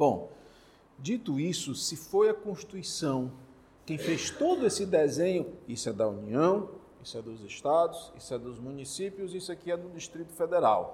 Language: Portuguese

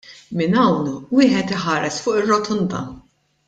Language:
Maltese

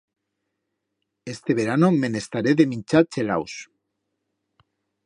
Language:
Aragonese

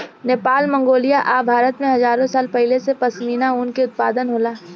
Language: Bhojpuri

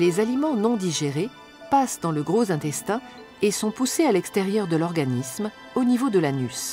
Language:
French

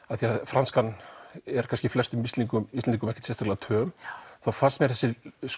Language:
Icelandic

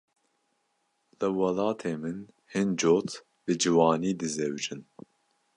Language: Kurdish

